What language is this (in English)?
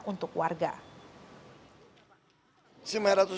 Indonesian